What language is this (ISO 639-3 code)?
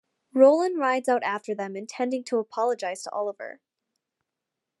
eng